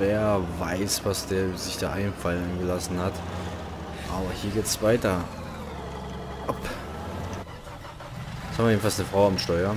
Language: German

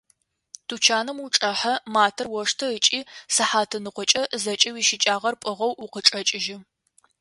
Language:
Adyghe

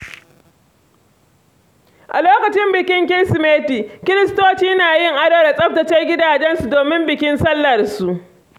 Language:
Hausa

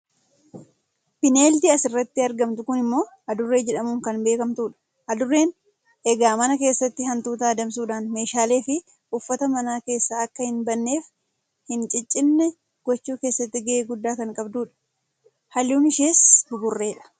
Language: Oromo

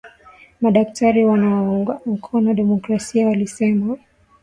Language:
Swahili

